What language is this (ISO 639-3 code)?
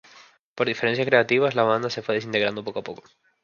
spa